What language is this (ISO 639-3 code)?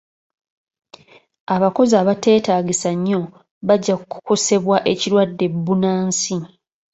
lug